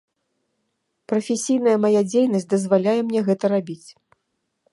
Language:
Belarusian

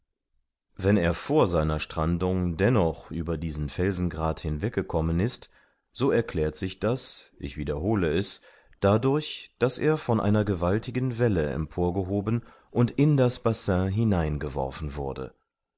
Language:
German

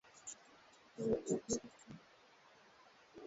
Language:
Swahili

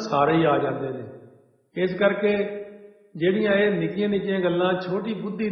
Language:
Hindi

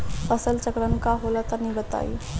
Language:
Bhojpuri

